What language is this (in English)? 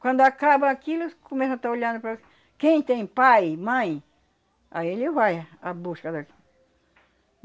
Portuguese